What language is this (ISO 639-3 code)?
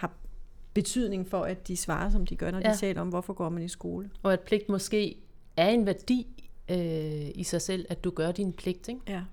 dan